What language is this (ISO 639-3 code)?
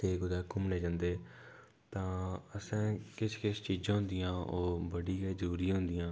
doi